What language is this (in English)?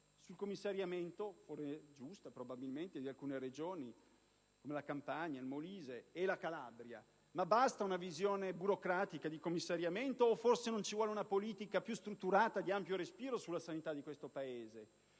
Italian